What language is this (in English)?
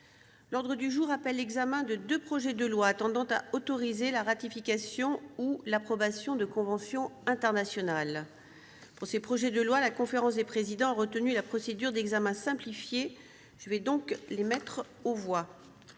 French